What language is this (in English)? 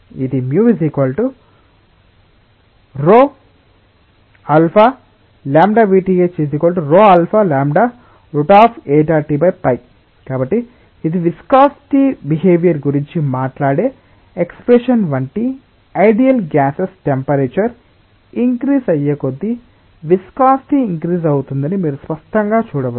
Telugu